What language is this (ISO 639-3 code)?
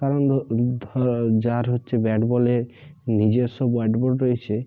ben